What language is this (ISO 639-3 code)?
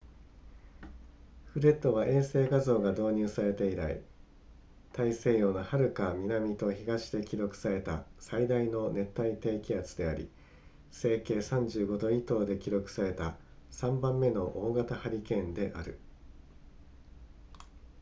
jpn